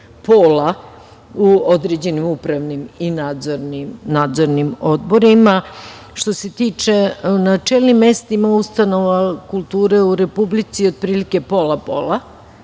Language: Serbian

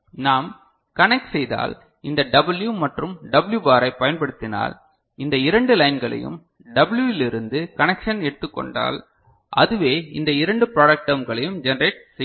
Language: Tamil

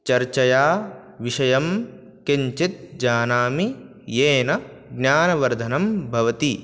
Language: Sanskrit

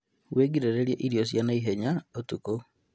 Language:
Kikuyu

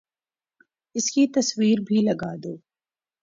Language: Urdu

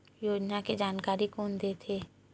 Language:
Chhattisgarhi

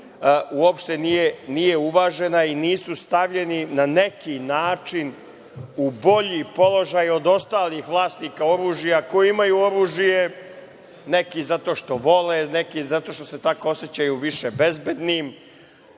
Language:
Serbian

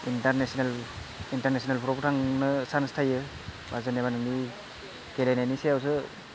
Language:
Bodo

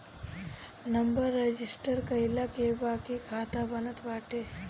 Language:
Bhojpuri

